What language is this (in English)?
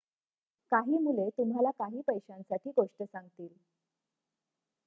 Marathi